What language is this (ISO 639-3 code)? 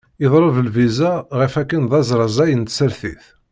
kab